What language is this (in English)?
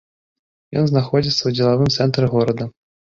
Belarusian